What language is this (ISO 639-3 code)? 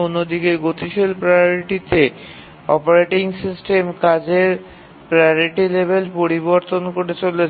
ben